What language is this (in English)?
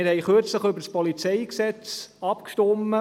Swiss German